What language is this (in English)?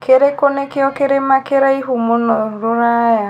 Kikuyu